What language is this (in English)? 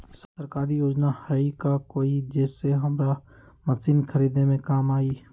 Magahi